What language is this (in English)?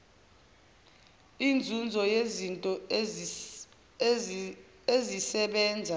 Zulu